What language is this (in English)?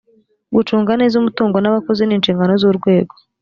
Kinyarwanda